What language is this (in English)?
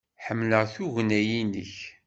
Kabyle